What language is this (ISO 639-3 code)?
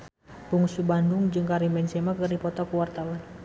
sun